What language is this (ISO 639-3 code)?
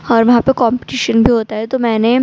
urd